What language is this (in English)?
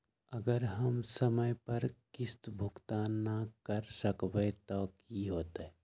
Magahi